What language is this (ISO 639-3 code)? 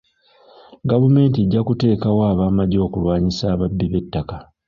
lug